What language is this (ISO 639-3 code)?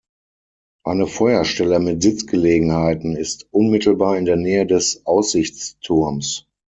deu